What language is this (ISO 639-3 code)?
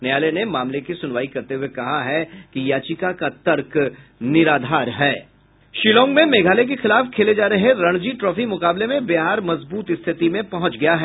hin